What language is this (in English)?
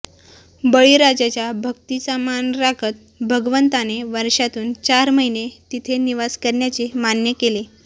Marathi